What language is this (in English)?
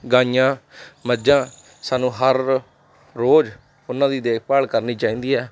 Punjabi